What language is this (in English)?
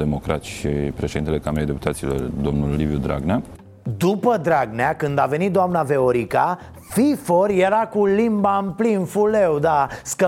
Romanian